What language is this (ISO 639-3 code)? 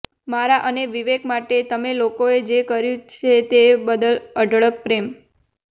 guj